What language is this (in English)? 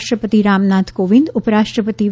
Gujarati